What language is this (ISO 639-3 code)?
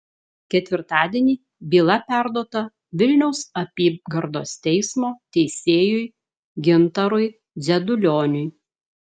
lit